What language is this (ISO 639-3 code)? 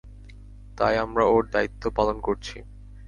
ben